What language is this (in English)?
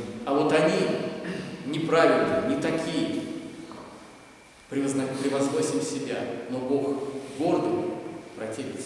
Russian